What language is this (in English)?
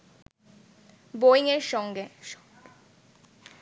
Bangla